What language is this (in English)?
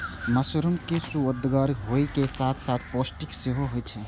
Maithili